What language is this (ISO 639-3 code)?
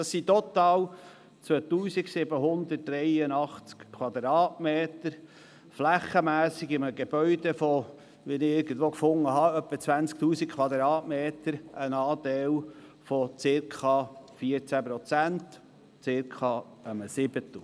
gsw